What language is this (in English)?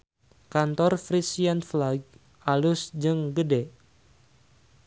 Sundanese